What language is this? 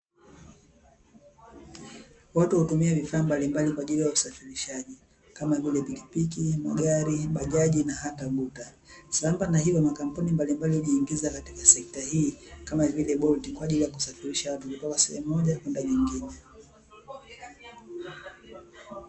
Swahili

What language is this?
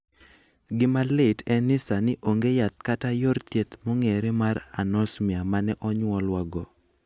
Luo (Kenya and Tanzania)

